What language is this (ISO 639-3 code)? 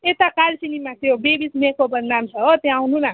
nep